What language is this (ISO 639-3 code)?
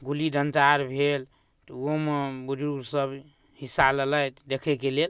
mai